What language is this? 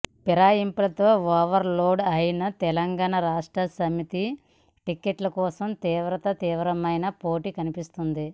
Telugu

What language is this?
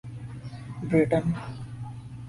Urdu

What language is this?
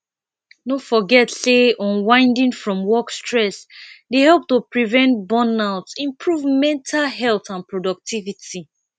Nigerian Pidgin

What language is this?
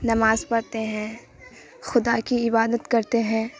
Urdu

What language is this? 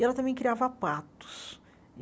Portuguese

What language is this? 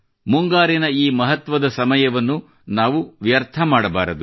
Kannada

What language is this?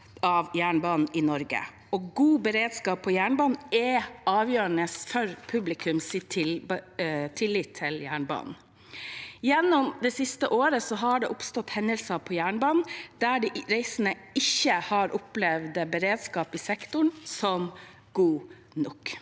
Norwegian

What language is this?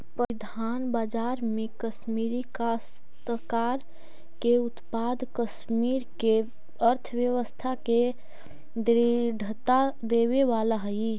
Magahi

